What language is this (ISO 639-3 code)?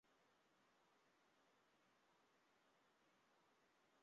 zho